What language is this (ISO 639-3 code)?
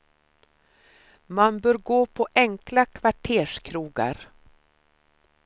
swe